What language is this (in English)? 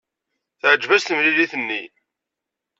Kabyle